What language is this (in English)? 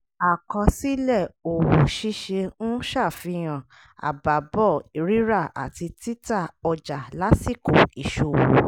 Yoruba